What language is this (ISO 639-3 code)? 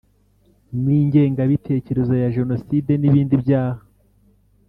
kin